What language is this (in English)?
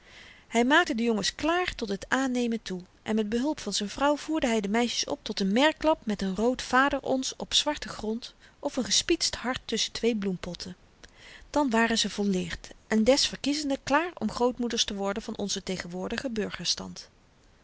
Dutch